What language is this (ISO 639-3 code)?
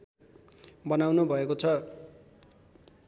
nep